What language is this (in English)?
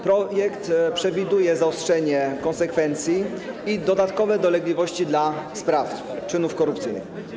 Polish